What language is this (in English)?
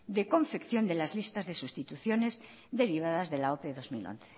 Spanish